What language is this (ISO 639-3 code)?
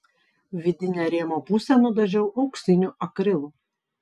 lit